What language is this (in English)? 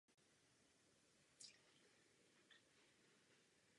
Czech